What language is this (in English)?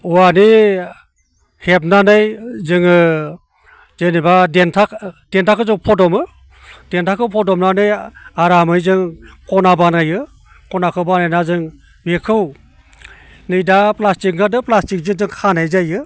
Bodo